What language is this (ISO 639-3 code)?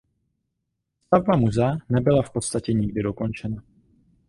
ces